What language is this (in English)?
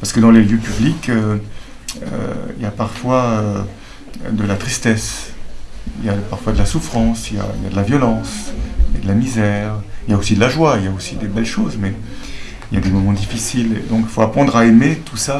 French